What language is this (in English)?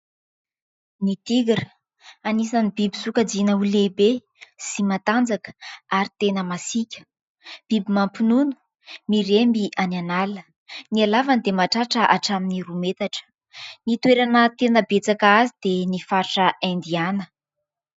Malagasy